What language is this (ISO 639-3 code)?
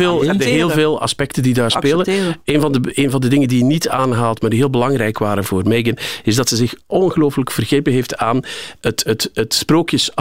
nld